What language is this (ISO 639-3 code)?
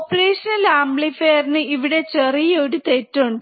mal